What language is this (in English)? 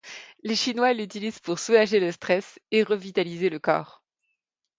French